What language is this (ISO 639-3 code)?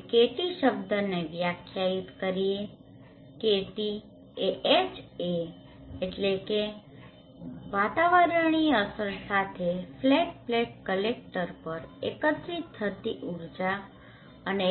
guj